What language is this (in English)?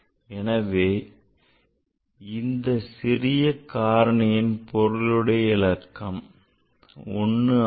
Tamil